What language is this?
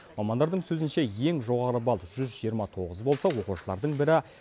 Kazakh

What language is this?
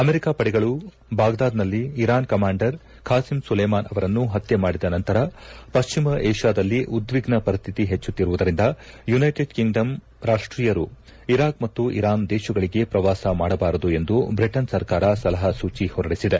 Kannada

